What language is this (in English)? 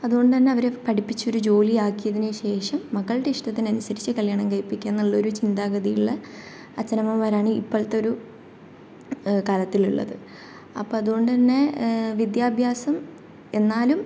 Malayalam